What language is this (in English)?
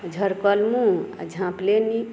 Maithili